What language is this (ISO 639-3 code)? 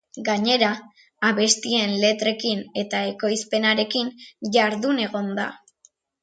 eus